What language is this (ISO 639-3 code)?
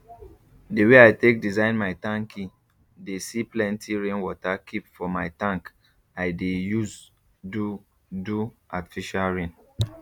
pcm